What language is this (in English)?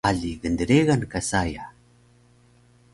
Taroko